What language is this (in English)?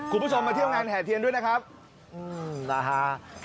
Thai